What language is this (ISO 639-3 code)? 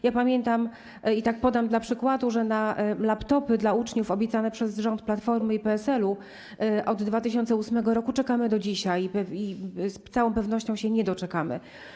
pol